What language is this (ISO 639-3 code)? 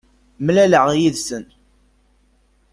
kab